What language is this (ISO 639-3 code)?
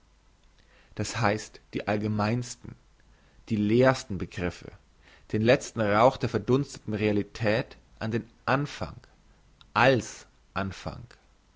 deu